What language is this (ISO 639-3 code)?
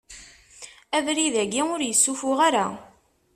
kab